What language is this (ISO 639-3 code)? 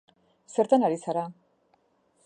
eus